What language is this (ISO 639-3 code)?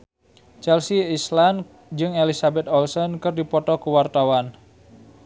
sun